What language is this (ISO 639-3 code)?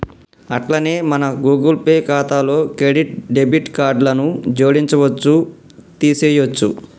tel